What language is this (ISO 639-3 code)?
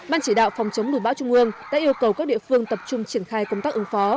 vie